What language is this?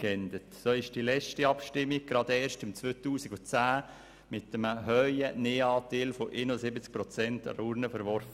Swiss German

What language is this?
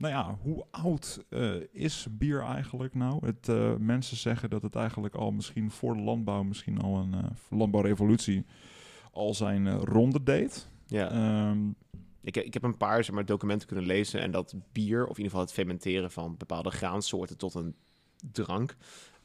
Dutch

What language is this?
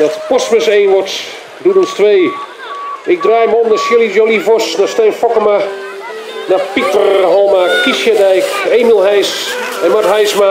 Dutch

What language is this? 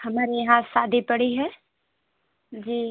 Hindi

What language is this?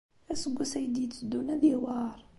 Kabyle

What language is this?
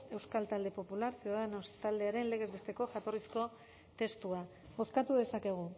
Basque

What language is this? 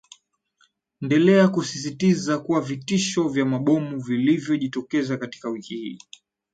Swahili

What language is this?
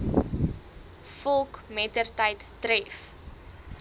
Afrikaans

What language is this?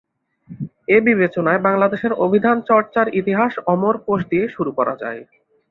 Bangla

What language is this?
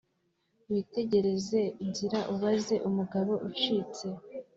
Kinyarwanda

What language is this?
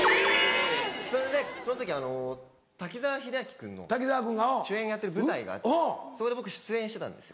Japanese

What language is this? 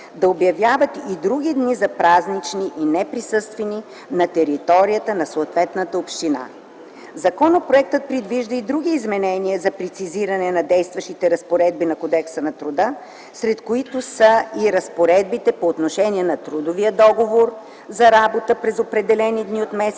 Bulgarian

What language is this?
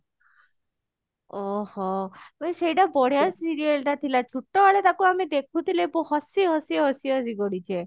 Odia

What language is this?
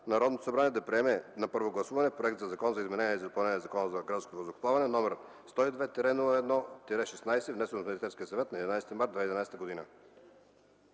Bulgarian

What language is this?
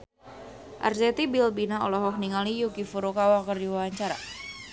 Sundanese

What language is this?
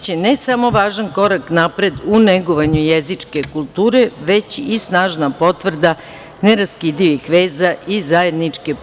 Serbian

